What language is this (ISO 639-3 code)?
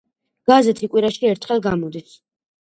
kat